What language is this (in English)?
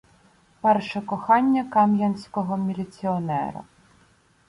Ukrainian